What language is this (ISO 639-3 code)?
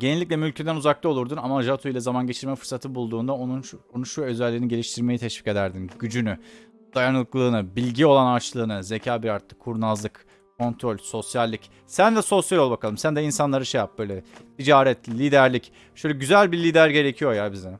tur